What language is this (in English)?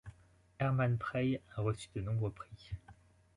French